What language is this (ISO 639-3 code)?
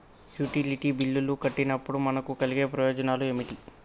tel